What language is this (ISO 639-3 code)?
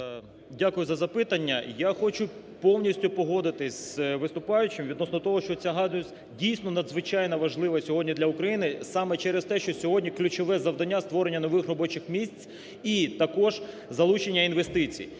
ukr